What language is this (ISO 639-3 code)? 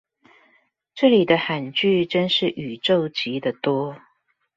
zho